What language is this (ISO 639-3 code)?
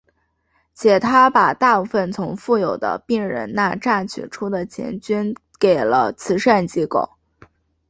zho